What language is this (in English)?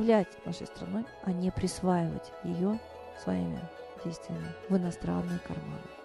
Russian